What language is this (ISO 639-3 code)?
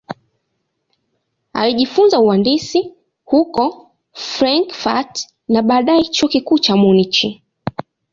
swa